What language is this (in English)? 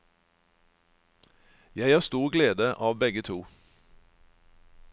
Norwegian